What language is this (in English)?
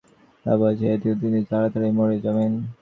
Bangla